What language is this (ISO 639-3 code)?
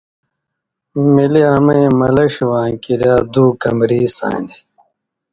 mvy